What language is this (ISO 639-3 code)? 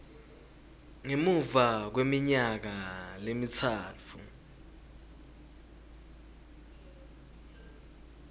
ssw